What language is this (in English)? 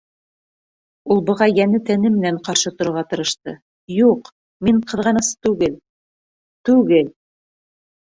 Bashkir